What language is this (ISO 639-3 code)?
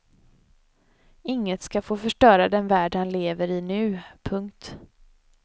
swe